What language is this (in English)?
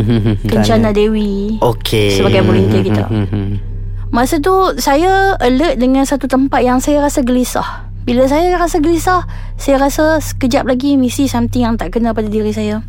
Malay